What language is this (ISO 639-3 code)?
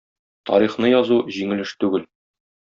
tat